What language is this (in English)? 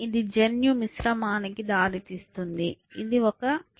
Telugu